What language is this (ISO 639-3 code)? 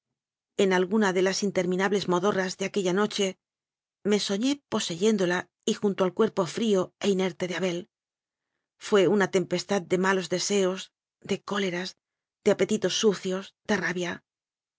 spa